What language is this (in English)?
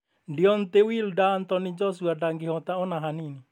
Kikuyu